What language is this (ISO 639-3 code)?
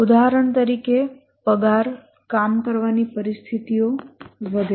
guj